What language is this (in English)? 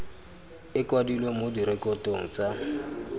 Tswana